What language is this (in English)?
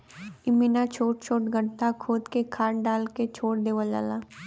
Bhojpuri